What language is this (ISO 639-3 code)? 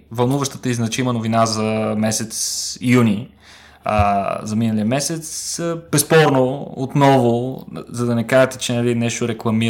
bul